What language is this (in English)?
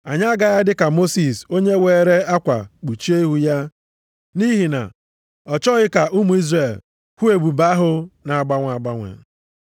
Igbo